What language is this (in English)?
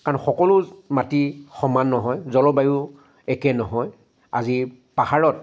Assamese